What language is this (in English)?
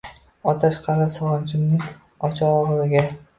Uzbek